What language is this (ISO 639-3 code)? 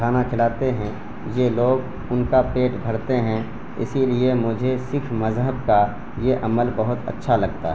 urd